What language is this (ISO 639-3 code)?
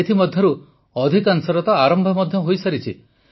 ori